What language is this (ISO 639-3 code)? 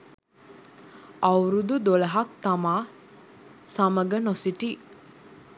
sin